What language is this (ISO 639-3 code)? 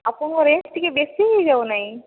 ori